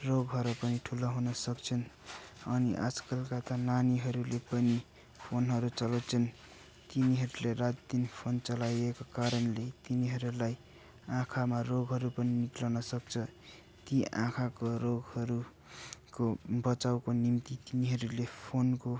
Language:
Nepali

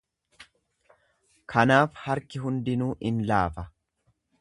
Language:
Oromo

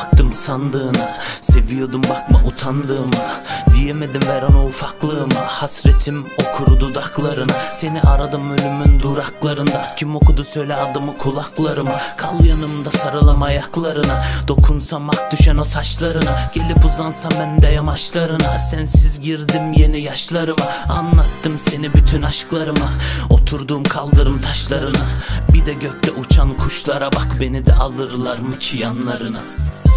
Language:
Turkish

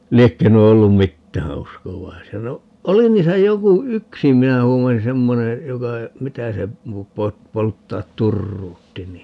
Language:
Finnish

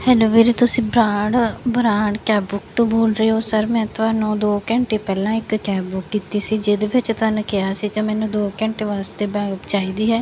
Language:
Punjabi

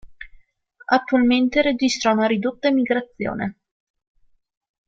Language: Italian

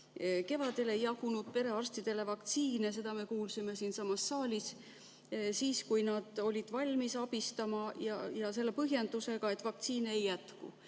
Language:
Estonian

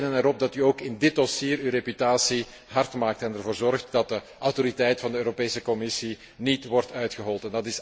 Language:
Dutch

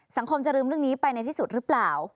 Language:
Thai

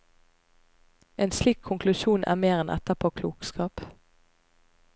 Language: Norwegian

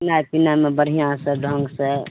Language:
Maithili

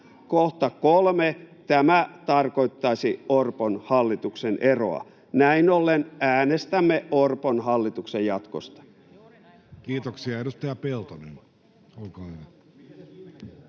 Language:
Finnish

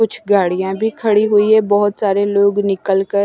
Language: Hindi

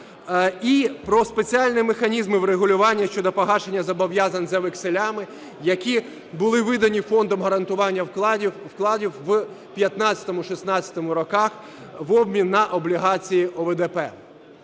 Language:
Ukrainian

